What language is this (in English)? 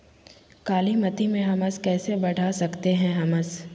Magahi